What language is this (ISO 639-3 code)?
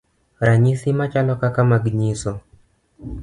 luo